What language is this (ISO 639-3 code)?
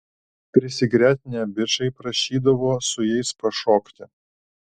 lit